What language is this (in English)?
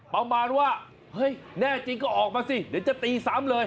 Thai